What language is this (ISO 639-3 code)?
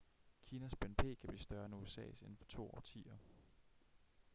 dan